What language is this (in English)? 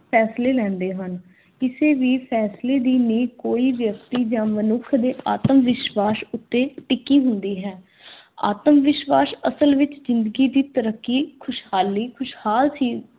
Punjabi